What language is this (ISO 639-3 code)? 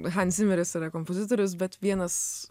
lit